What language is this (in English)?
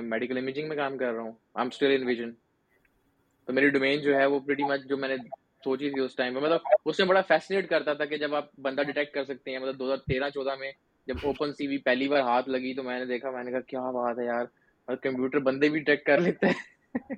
Urdu